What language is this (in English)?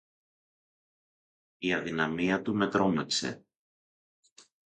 Greek